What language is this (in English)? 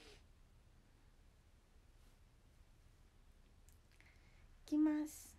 Japanese